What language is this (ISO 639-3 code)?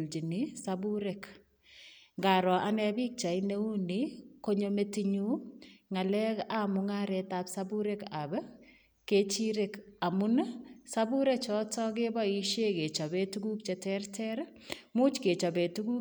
kln